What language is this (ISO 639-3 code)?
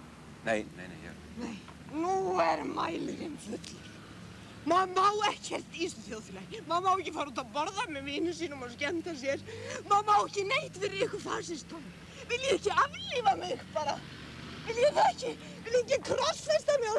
tur